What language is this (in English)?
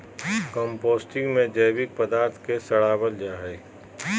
Magahi